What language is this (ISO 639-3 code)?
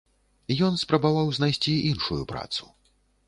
bel